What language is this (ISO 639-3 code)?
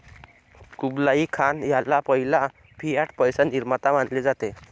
mar